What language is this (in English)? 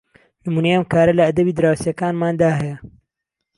Central Kurdish